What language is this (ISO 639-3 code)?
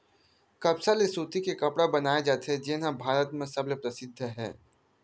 hne